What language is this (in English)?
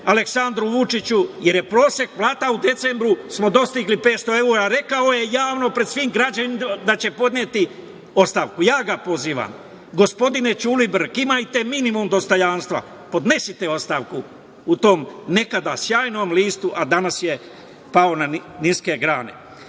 Serbian